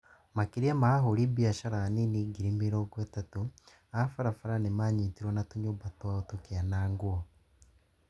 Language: Kikuyu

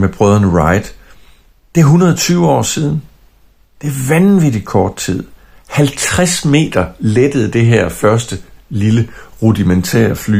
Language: Danish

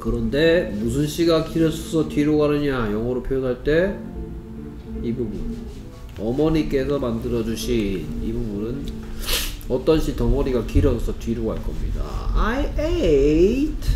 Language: Korean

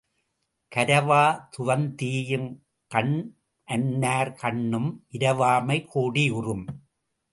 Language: Tamil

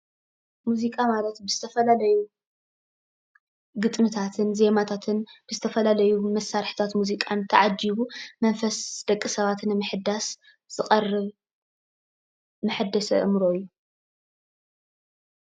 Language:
Tigrinya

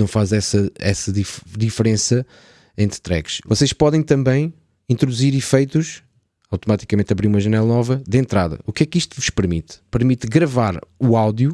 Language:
Portuguese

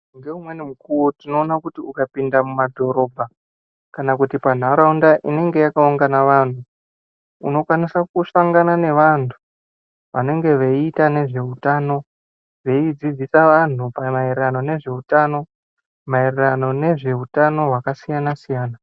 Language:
Ndau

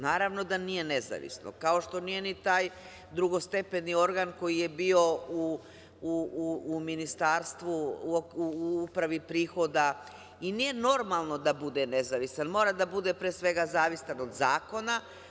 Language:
Serbian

